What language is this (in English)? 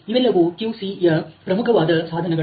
Kannada